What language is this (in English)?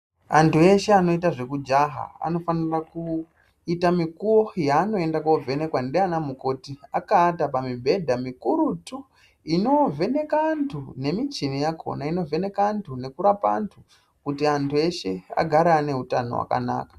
Ndau